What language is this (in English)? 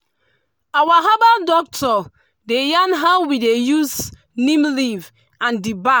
Nigerian Pidgin